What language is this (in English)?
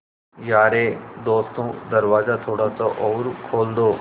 Hindi